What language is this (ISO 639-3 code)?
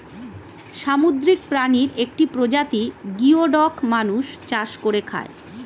ben